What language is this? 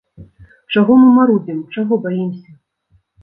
Belarusian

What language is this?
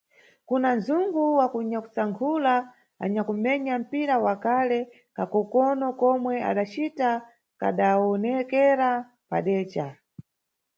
Nyungwe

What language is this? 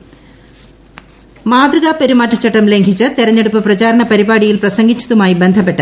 Malayalam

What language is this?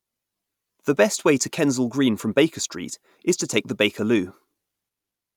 English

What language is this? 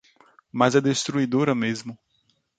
Portuguese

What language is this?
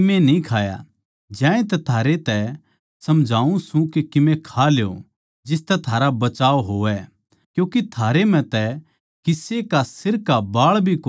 Haryanvi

